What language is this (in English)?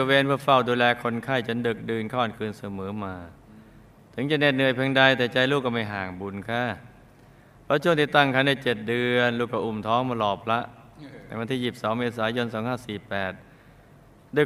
Thai